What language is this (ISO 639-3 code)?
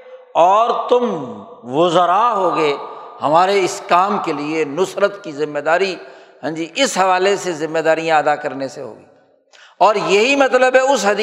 urd